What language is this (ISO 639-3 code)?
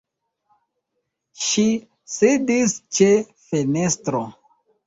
epo